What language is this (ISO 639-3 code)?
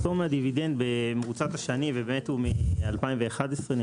heb